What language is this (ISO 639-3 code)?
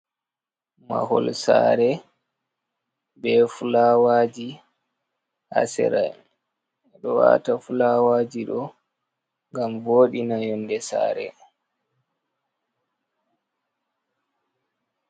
ful